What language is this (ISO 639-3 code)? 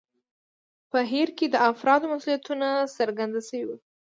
pus